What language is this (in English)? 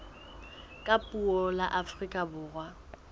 Southern Sotho